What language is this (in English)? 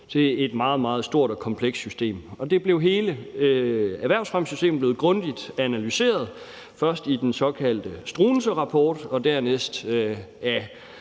Danish